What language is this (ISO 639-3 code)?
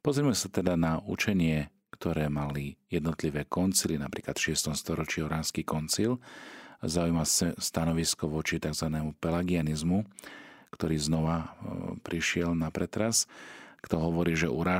slk